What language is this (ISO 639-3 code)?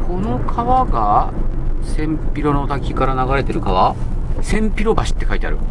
jpn